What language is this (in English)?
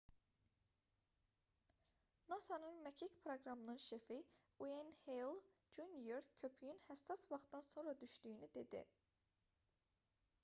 Azerbaijani